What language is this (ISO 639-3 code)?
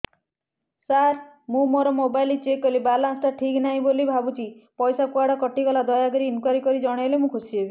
ori